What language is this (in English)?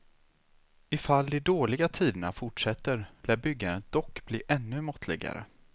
Swedish